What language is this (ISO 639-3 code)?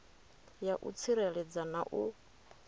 ven